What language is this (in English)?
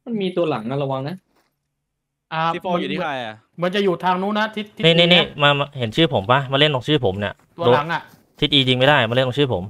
Thai